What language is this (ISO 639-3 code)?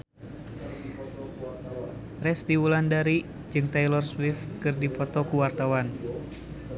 sun